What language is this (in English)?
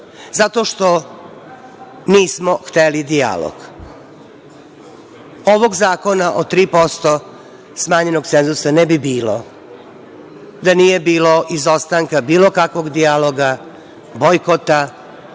Serbian